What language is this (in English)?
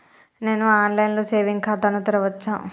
Telugu